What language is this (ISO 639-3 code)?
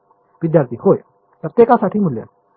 mar